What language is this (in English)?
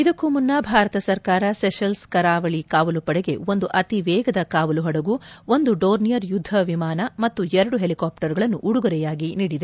Kannada